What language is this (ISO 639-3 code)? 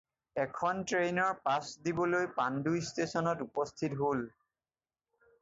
asm